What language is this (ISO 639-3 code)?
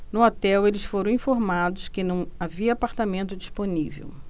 por